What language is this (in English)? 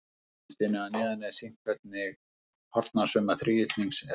Icelandic